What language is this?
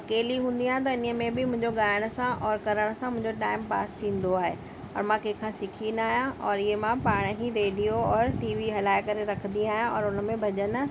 Sindhi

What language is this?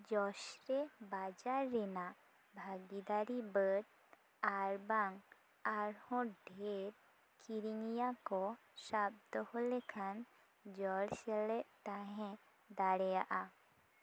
Santali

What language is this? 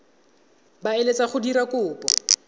Tswana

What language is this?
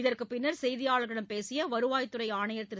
Tamil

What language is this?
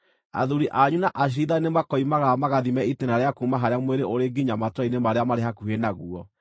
Kikuyu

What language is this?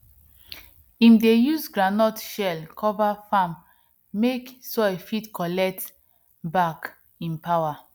Nigerian Pidgin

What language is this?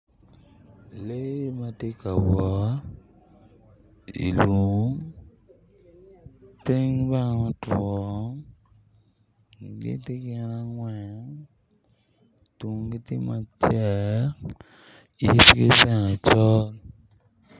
Acoli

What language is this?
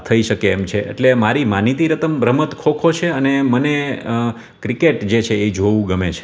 Gujarati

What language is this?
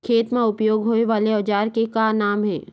Chhattisgarhi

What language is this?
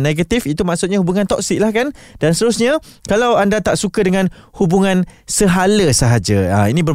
Malay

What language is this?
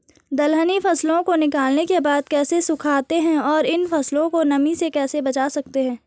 Hindi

